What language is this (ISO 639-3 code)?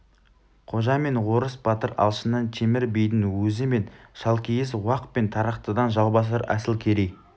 kaz